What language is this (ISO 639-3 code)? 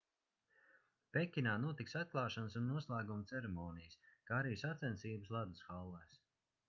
lav